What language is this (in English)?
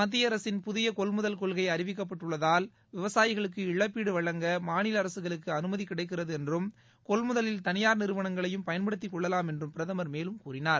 Tamil